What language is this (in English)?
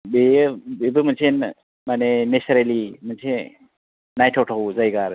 Bodo